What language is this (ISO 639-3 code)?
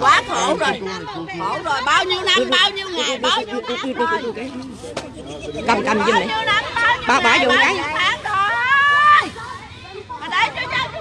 vie